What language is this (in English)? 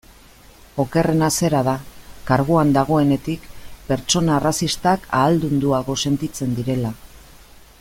Basque